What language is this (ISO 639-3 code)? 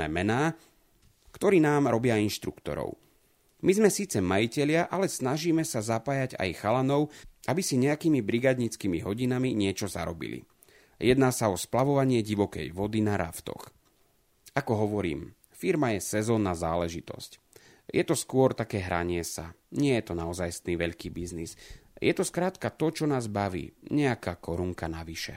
slk